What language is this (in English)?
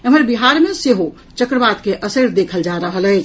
Maithili